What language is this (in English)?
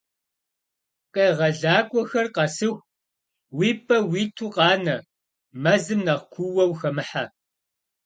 Kabardian